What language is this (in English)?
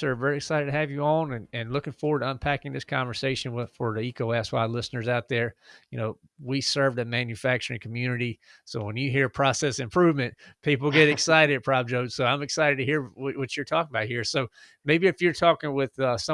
English